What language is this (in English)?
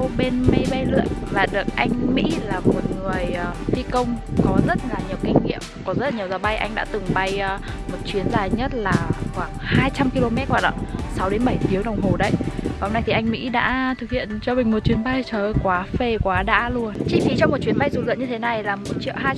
Vietnamese